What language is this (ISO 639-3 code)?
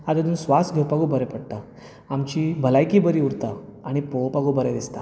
kok